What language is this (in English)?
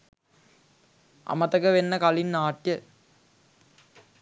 Sinhala